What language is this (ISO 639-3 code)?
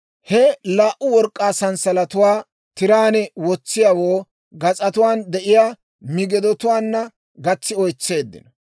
dwr